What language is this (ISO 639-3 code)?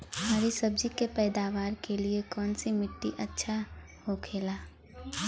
bho